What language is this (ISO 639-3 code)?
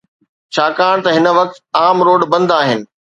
snd